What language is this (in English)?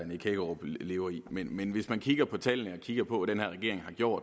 Danish